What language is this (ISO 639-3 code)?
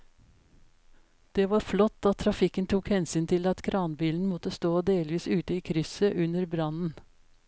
nor